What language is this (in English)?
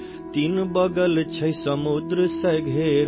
Urdu